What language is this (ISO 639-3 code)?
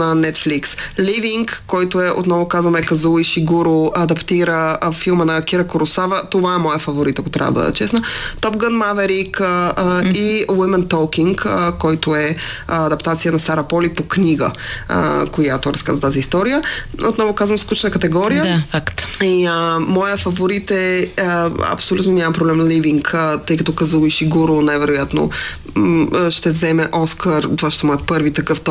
bul